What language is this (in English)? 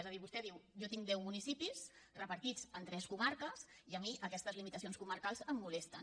Catalan